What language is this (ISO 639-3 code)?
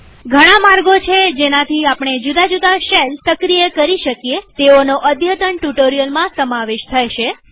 guj